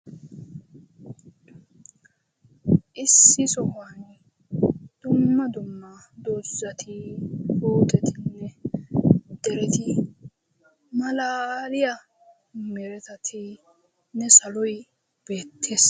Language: Wolaytta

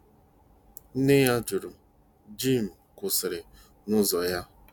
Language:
Igbo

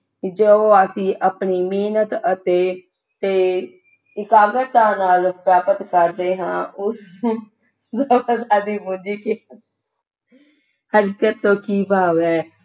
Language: Punjabi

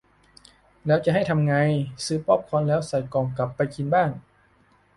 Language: Thai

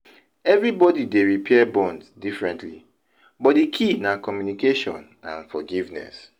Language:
Nigerian Pidgin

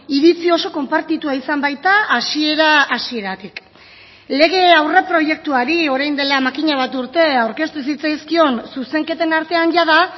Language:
Basque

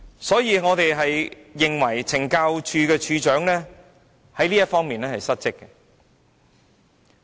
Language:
Cantonese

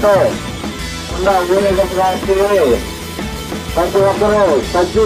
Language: Telugu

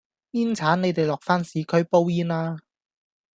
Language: Cantonese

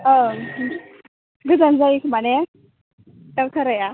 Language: Bodo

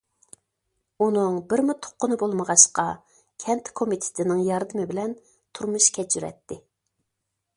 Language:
Uyghur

